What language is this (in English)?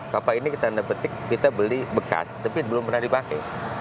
Indonesian